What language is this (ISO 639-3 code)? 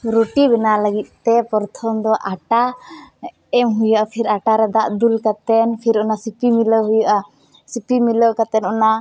sat